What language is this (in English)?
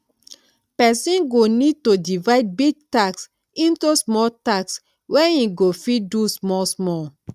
Nigerian Pidgin